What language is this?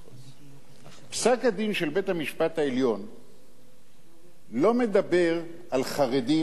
Hebrew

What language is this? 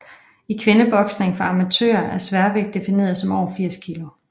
Danish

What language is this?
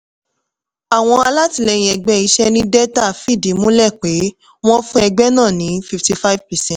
Yoruba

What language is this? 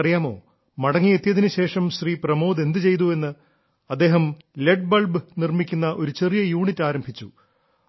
Malayalam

